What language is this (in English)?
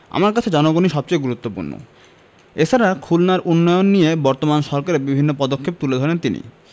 Bangla